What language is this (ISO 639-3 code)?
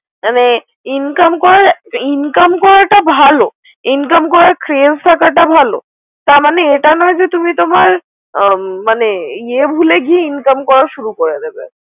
ben